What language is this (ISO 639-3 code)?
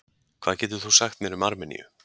isl